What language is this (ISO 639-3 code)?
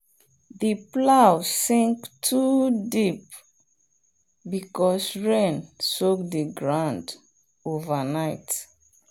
pcm